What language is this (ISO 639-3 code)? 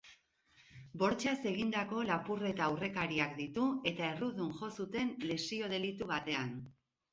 eus